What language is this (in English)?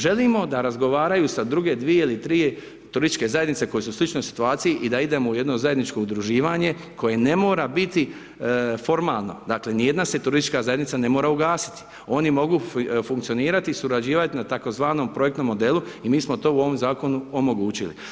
Croatian